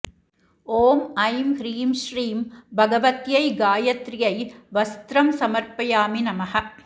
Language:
Sanskrit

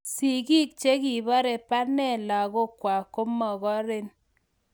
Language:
Kalenjin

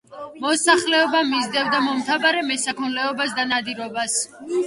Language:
Georgian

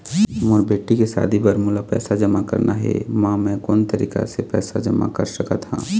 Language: Chhattisgarhi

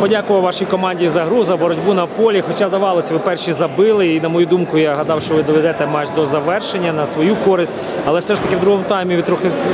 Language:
Ukrainian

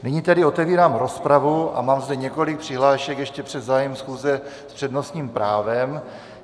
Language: Czech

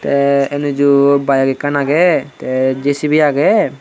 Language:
Chakma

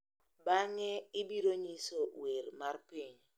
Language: Luo (Kenya and Tanzania)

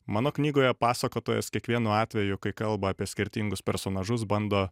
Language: Lithuanian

